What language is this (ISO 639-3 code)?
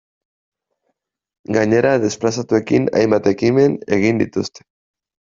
eus